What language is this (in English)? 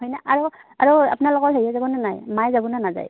Assamese